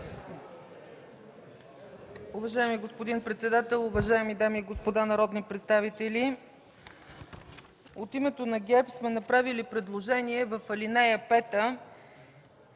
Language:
Bulgarian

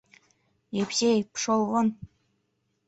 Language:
Mari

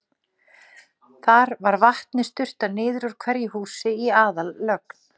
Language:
Icelandic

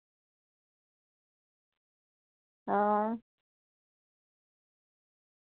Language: Dogri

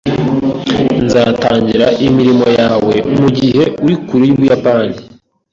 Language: Kinyarwanda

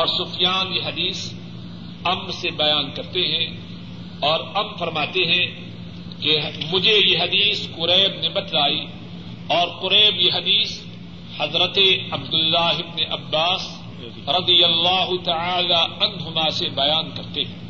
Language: Urdu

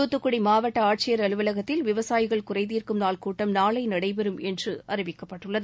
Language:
Tamil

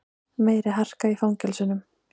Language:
Icelandic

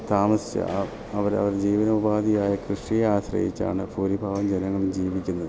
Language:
Malayalam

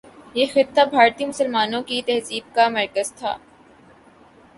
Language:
Urdu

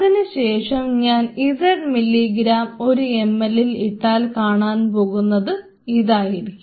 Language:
Malayalam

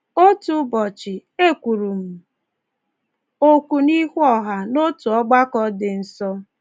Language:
Igbo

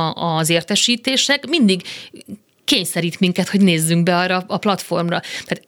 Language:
Hungarian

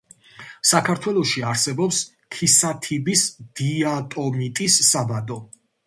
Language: Georgian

